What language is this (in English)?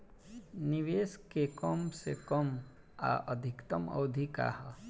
Bhojpuri